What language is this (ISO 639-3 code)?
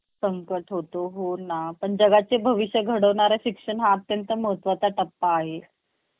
mar